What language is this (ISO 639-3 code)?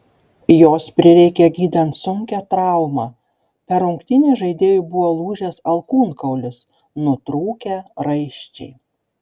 lit